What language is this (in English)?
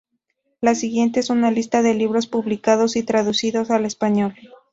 Spanish